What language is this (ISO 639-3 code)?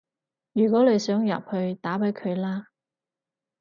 yue